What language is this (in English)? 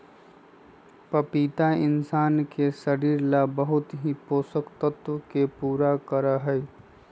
Magahi